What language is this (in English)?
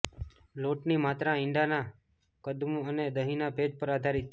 Gujarati